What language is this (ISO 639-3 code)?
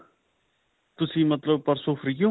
pan